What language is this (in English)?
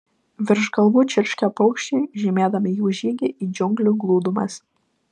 Lithuanian